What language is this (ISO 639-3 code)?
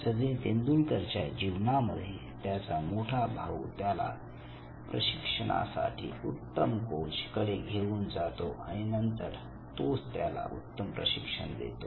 mar